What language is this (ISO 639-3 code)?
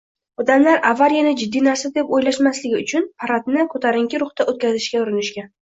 uzb